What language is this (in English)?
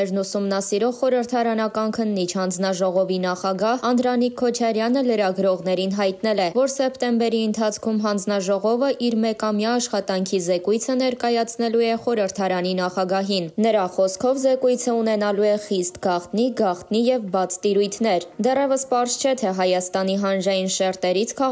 Romanian